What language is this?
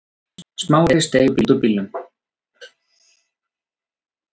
Icelandic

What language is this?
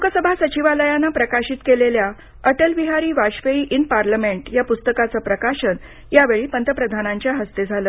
Marathi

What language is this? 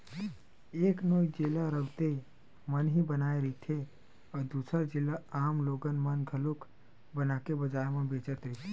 Chhattisgarhi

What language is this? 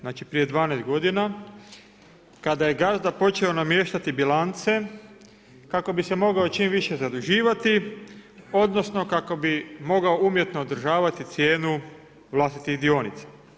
Croatian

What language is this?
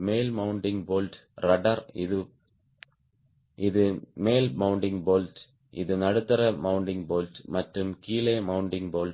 Tamil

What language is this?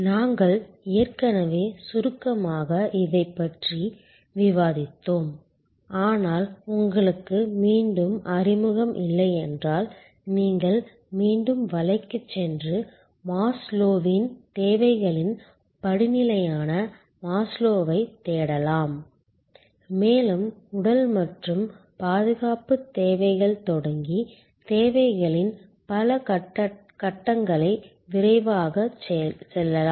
Tamil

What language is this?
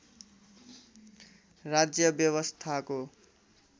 Nepali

